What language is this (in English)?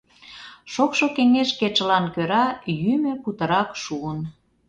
Mari